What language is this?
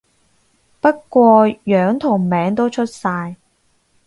Cantonese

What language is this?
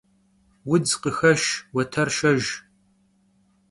Kabardian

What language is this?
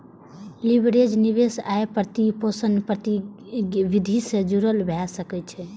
Maithili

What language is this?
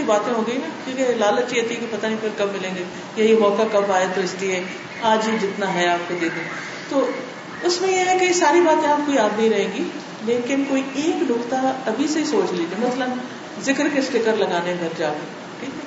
Urdu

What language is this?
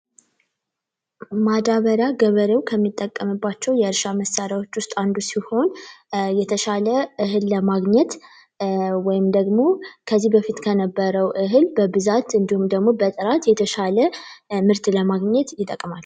Amharic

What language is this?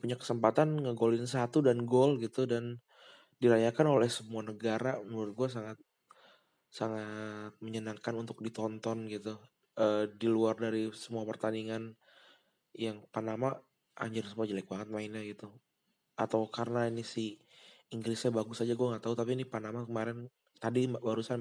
Indonesian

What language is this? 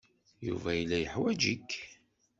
Kabyle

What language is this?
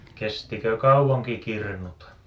Finnish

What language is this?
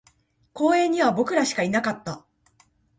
Japanese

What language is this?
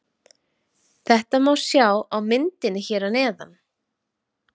Icelandic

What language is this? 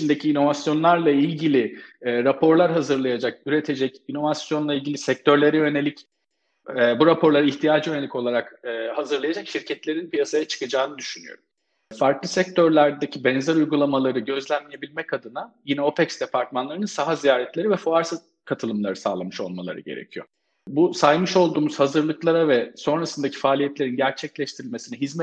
Turkish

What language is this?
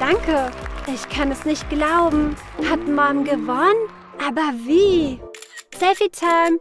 German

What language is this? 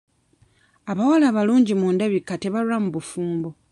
Ganda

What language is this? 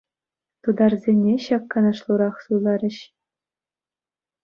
Chuvash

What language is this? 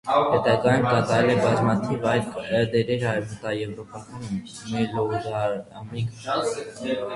Armenian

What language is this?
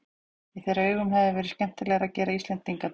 Icelandic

